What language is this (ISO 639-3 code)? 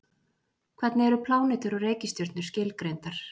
isl